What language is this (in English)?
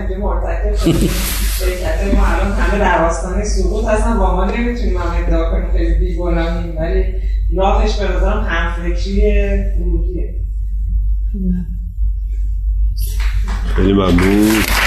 Persian